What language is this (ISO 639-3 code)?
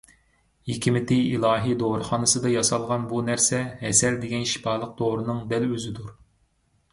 uig